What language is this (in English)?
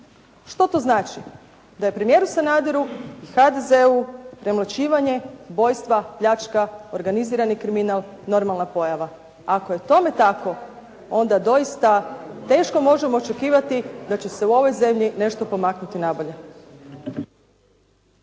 Croatian